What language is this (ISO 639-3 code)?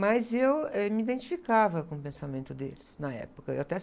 por